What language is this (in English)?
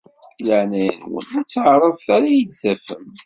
Kabyle